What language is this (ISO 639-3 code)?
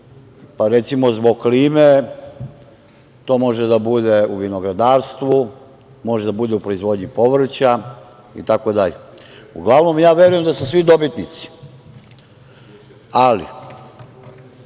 srp